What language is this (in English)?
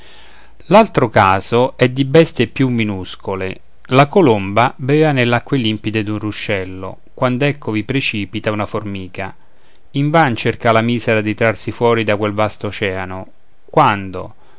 Italian